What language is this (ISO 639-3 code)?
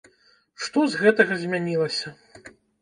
bel